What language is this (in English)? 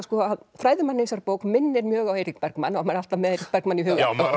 Icelandic